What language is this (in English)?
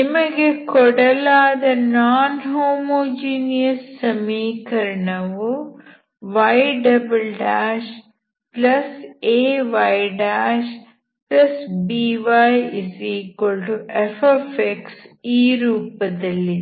Kannada